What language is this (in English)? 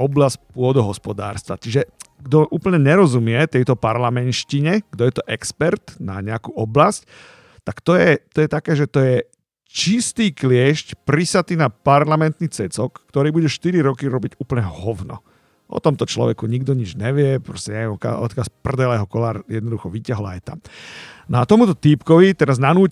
Slovak